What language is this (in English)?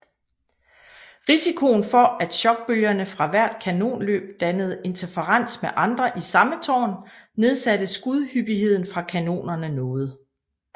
Danish